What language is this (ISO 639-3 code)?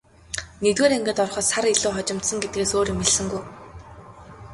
mon